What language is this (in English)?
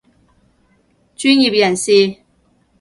Cantonese